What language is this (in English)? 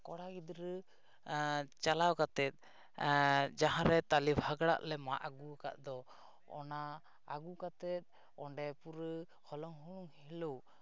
Santali